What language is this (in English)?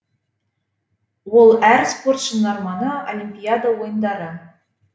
Kazakh